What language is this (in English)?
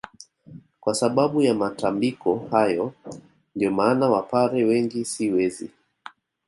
Swahili